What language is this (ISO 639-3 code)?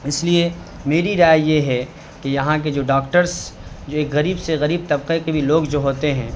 urd